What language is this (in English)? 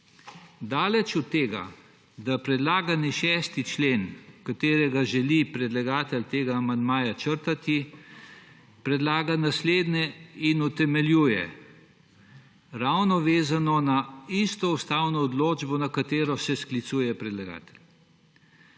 Slovenian